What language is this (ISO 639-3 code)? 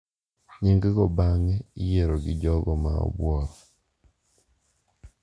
luo